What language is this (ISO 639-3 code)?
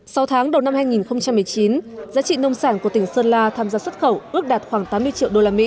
vie